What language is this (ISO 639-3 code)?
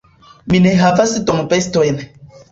epo